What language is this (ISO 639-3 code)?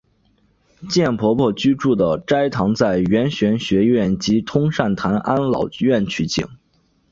zho